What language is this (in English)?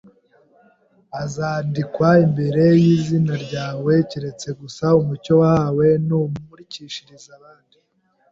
Kinyarwanda